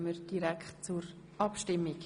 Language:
Swiss German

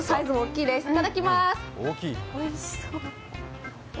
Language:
Japanese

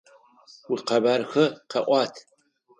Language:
Adyghe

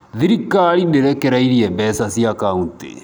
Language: Kikuyu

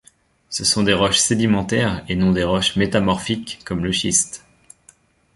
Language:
French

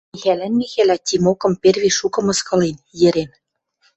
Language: Western Mari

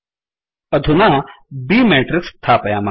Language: Sanskrit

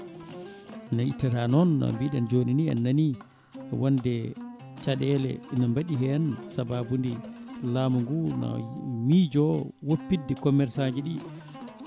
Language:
Fula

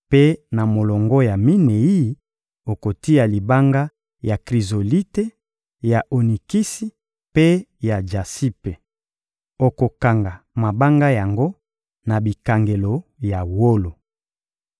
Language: Lingala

